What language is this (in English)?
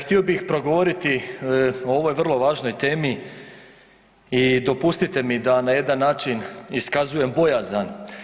Croatian